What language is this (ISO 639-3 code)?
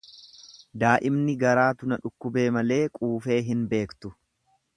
orm